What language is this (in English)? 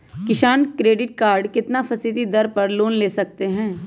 Magahi